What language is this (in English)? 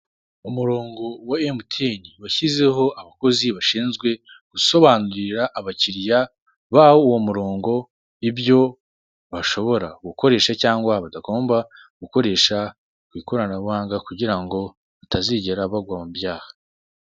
Kinyarwanda